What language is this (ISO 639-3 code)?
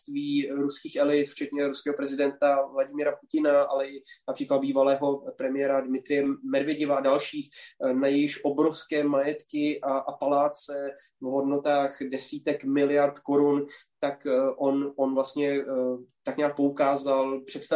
ces